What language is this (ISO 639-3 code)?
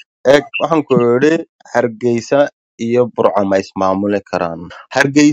ara